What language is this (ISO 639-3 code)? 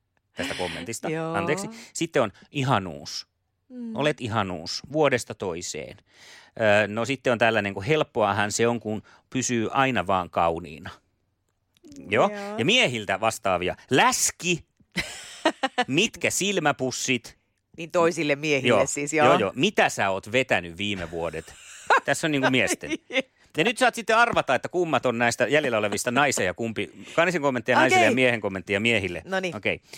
fin